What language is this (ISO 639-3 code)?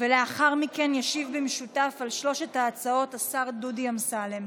heb